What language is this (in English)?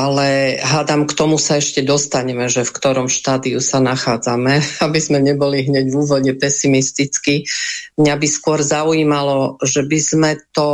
Slovak